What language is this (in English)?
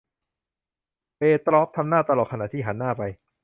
Thai